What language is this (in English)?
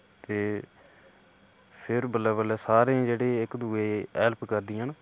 Dogri